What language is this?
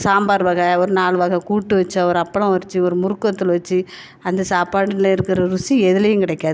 Tamil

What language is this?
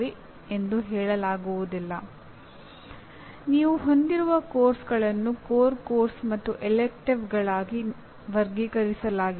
Kannada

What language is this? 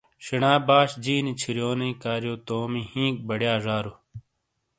Shina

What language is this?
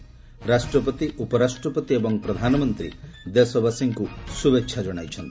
Odia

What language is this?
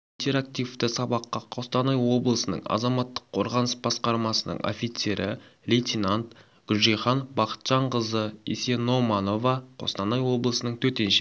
Kazakh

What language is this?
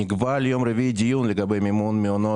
Hebrew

